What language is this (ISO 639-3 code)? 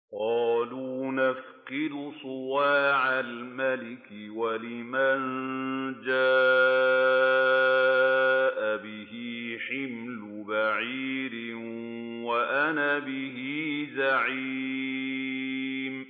ara